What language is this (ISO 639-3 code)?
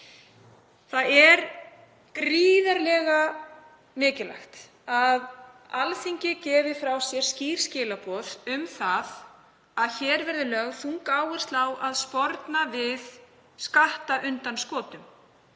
isl